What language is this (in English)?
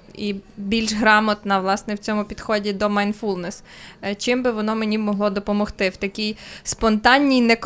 Ukrainian